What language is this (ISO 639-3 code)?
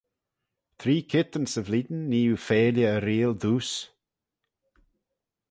glv